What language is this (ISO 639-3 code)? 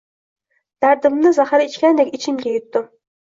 uzb